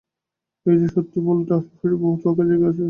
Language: Bangla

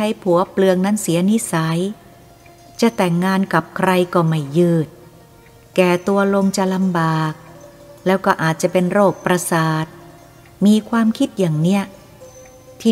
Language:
Thai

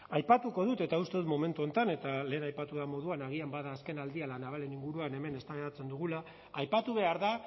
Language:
Basque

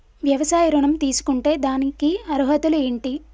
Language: Telugu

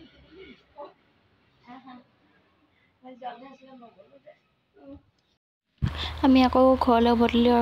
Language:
Thai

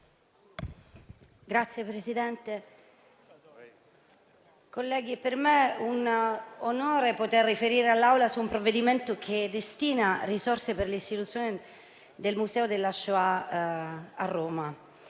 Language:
Italian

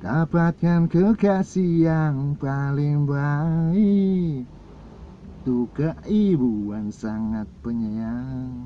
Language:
Indonesian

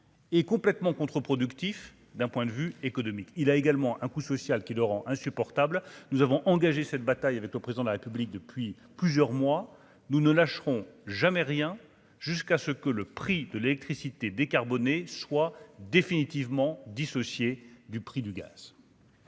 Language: French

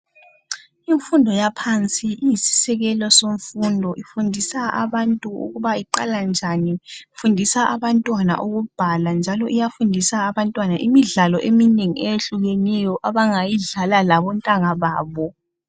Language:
North Ndebele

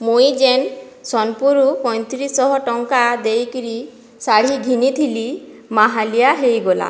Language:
Odia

